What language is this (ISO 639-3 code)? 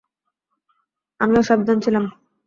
ben